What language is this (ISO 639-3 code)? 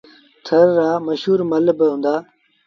sbn